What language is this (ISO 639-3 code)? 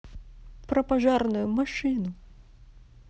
rus